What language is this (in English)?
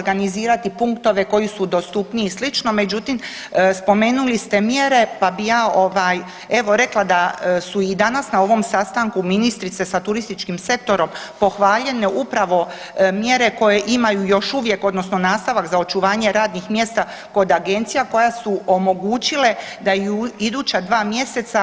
Croatian